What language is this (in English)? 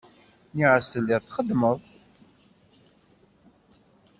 Kabyle